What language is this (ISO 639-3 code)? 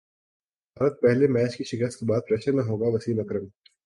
urd